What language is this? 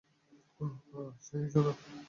Bangla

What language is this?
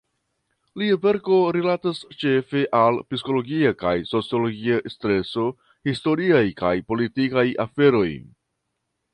Esperanto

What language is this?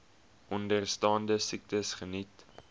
Afrikaans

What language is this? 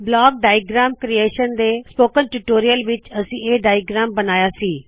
Punjabi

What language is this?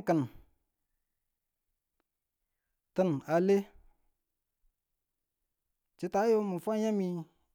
Tula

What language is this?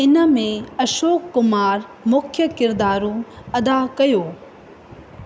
Sindhi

